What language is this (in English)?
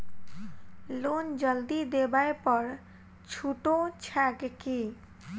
Maithili